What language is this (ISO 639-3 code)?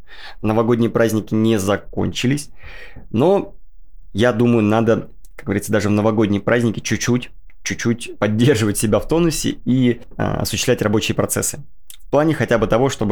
rus